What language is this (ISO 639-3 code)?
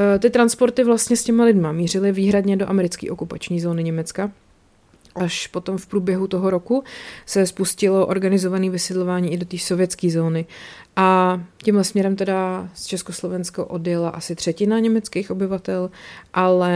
ces